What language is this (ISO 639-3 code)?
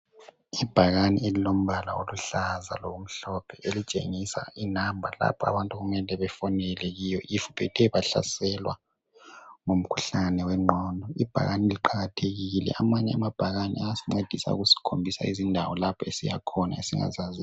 nde